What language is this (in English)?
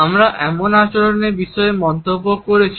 Bangla